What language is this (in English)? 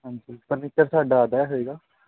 Punjabi